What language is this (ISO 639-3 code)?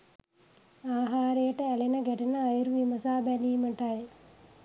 sin